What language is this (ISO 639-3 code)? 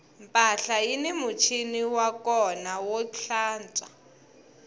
tso